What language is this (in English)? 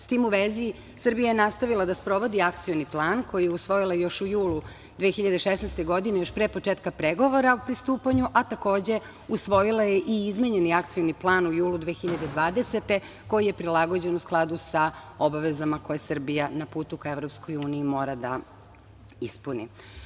Serbian